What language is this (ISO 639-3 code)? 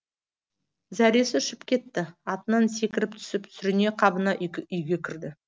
kaz